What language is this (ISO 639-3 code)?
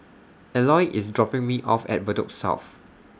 eng